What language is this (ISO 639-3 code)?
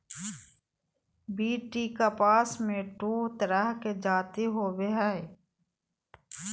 mag